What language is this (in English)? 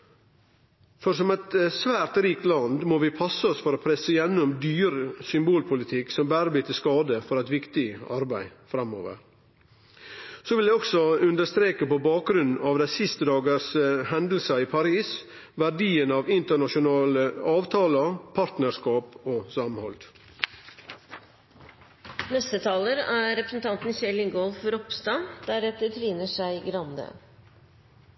Norwegian Nynorsk